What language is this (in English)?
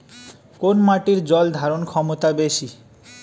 Bangla